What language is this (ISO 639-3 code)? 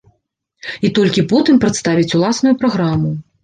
bel